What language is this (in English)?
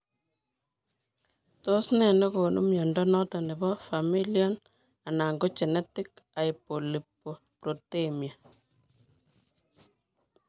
Kalenjin